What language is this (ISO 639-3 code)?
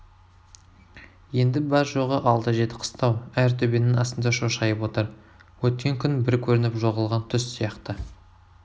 kaz